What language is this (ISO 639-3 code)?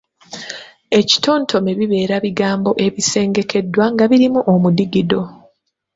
lug